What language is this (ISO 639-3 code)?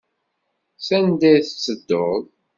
kab